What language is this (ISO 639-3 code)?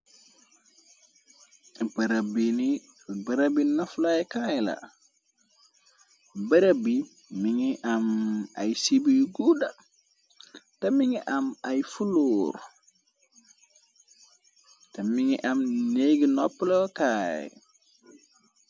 wol